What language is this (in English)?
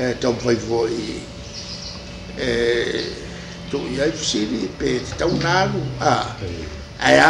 French